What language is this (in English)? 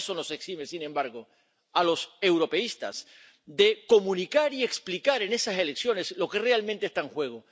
Spanish